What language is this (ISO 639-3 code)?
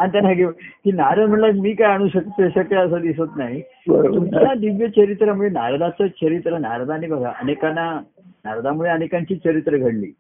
mar